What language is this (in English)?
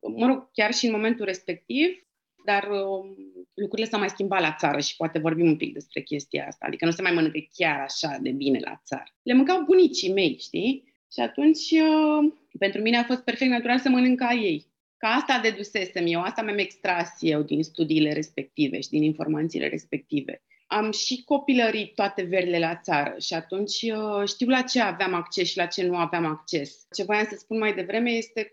Romanian